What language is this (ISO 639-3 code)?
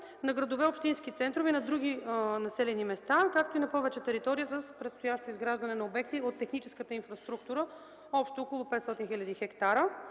bul